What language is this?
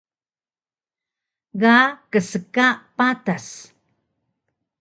Taroko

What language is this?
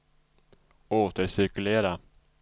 Swedish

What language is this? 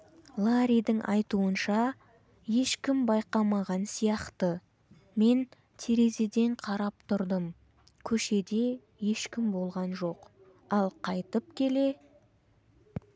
Kazakh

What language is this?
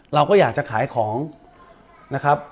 Thai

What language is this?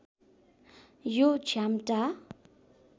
Nepali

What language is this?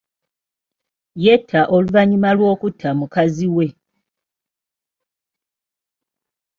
Ganda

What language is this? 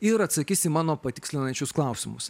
Lithuanian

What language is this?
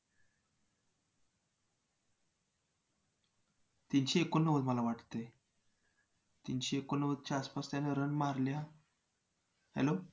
Marathi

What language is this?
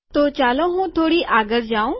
Gujarati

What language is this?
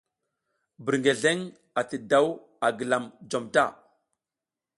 South Giziga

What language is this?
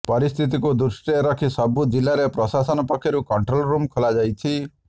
Odia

